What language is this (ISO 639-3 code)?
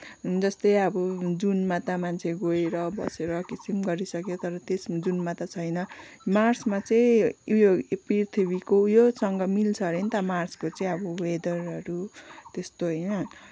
nep